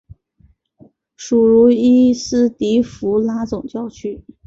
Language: Chinese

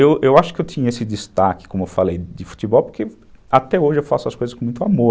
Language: Portuguese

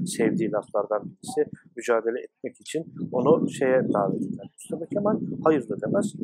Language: Turkish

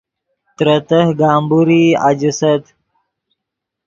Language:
Yidgha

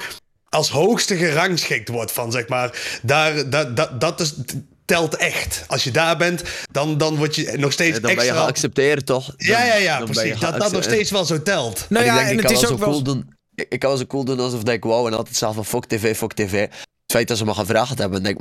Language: Dutch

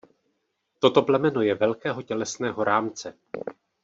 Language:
Czech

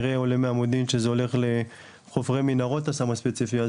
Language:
Hebrew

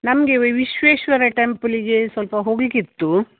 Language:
Kannada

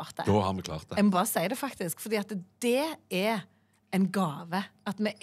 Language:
Norwegian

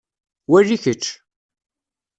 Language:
Kabyle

